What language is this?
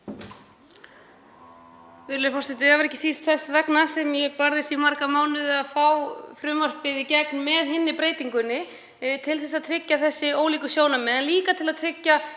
Icelandic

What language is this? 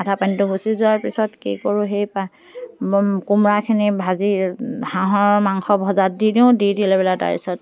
Assamese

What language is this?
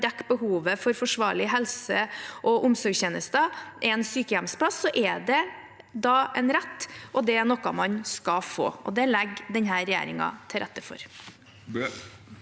Norwegian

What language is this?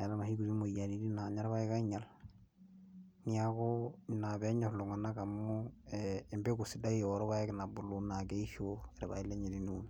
Masai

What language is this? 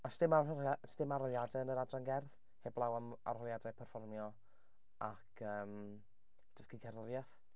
Welsh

